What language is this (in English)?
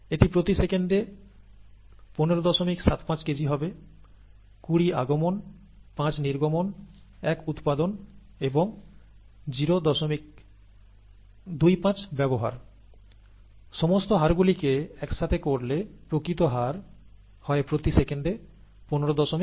Bangla